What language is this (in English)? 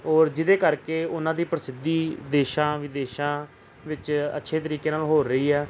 Punjabi